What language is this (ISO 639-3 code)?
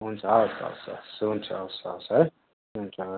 nep